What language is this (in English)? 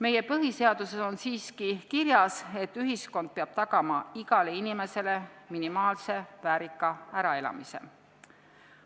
Estonian